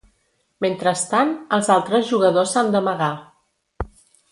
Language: Catalan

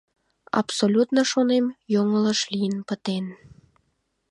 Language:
Mari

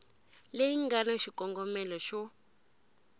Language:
Tsonga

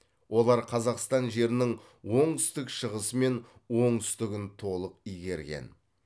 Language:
Kazakh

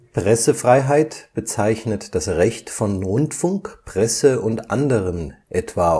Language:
German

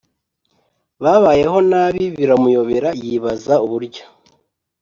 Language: Kinyarwanda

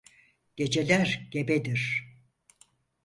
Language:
Turkish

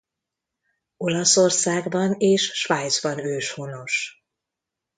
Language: Hungarian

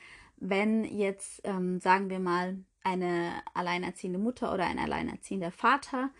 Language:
German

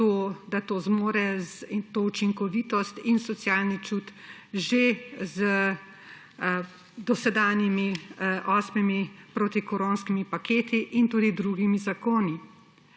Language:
Slovenian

